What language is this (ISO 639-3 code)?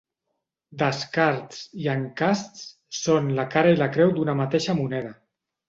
cat